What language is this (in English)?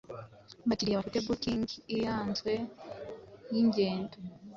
Kinyarwanda